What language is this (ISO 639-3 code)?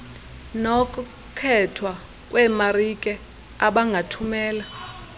xho